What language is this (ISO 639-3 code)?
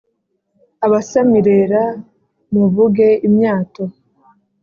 kin